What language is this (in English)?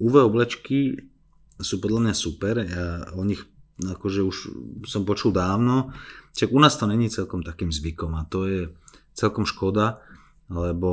Slovak